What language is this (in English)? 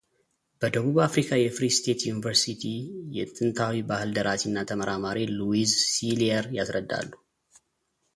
Amharic